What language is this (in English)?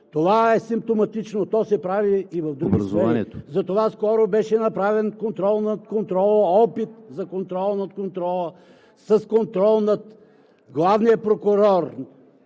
Bulgarian